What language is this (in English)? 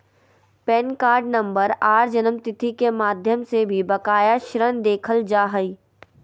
Magahi